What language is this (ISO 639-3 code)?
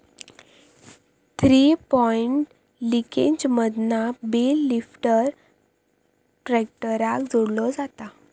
mar